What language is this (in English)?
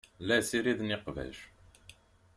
Kabyle